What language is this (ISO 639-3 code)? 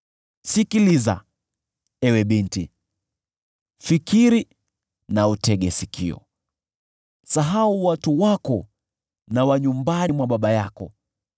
swa